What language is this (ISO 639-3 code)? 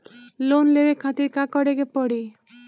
bho